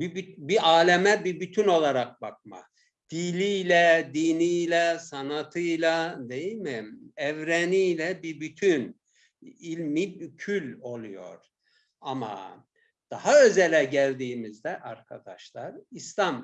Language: Turkish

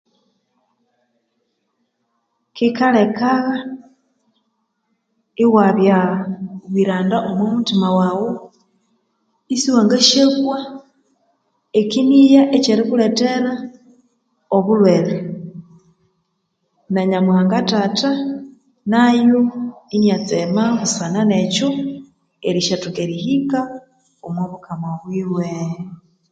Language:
Konzo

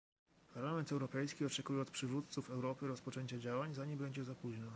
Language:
Polish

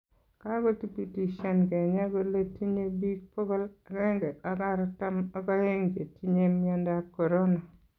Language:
Kalenjin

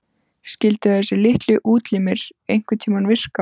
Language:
Icelandic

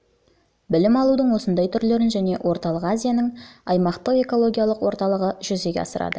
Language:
Kazakh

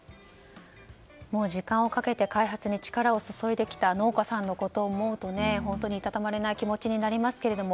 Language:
Japanese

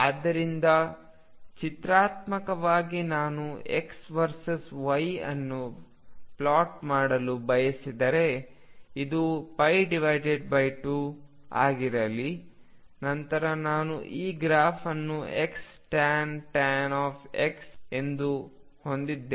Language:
Kannada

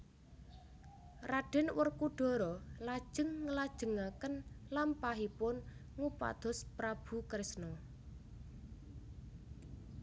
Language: Javanese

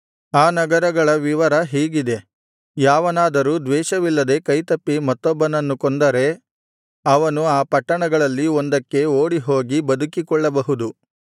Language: Kannada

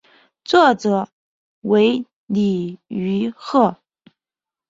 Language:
Chinese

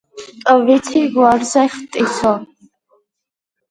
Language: Georgian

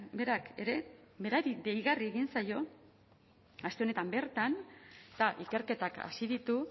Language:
Basque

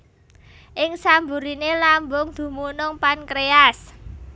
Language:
Javanese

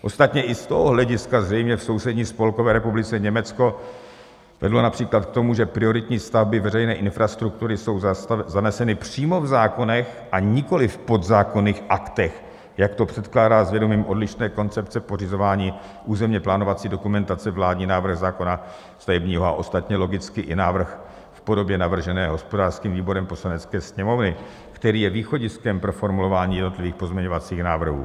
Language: Czech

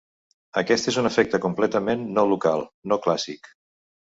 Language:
Catalan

